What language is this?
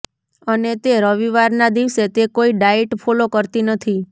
Gujarati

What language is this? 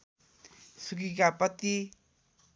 Nepali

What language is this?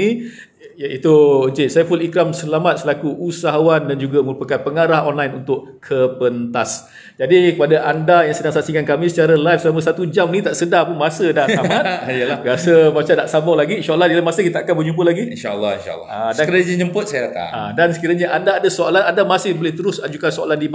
Malay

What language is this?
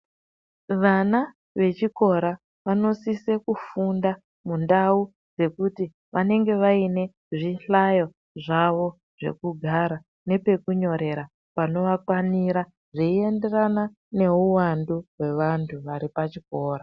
Ndau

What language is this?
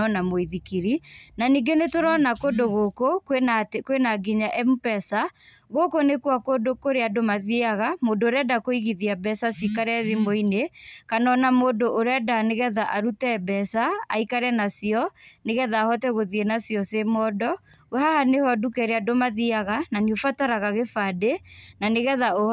Kikuyu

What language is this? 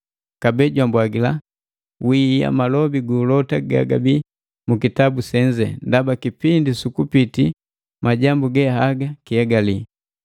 Matengo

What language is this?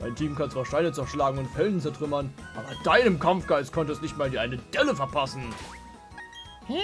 German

